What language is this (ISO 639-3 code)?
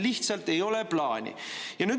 est